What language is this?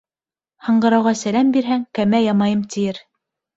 Bashkir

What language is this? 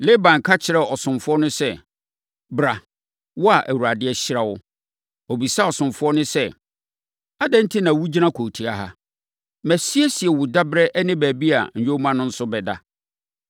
Akan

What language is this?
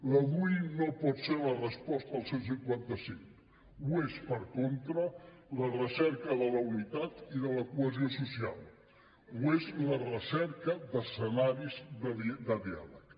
Catalan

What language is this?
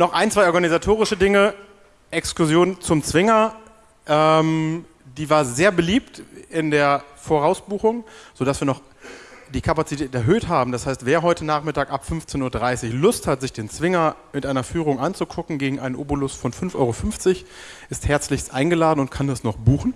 German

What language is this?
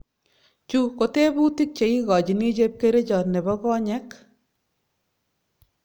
Kalenjin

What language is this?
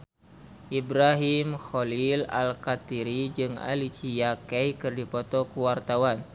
Sundanese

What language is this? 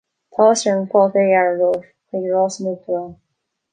Irish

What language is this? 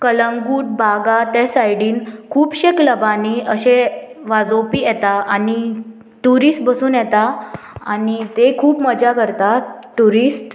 Konkani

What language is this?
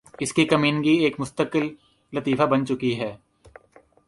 Urdu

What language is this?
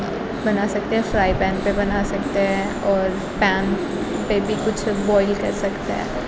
Urdu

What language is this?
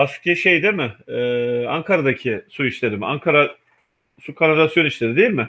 Turkish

